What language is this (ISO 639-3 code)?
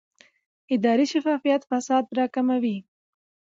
pus